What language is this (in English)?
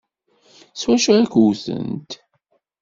Kabyle